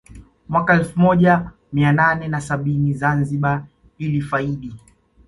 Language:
Swahili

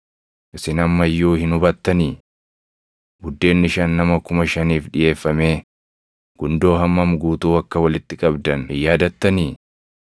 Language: Oromo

